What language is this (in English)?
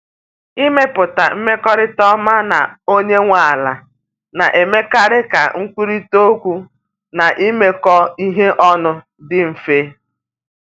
Igbo